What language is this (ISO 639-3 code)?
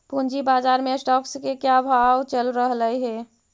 mag